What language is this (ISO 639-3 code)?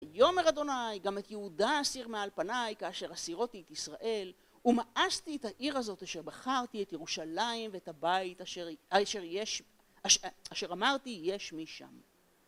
heb